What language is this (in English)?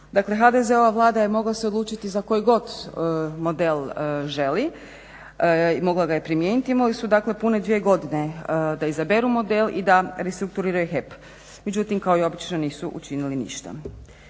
Croatian